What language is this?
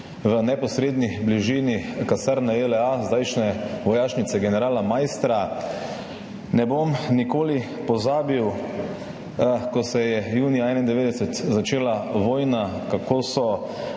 Slovenian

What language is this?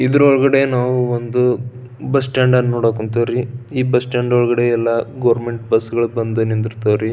Kannada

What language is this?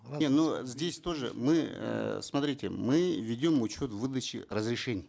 Kazakh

